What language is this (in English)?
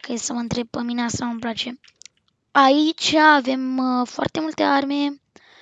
Romanian